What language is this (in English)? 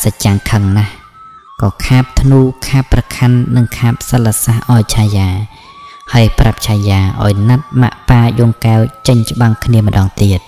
Thai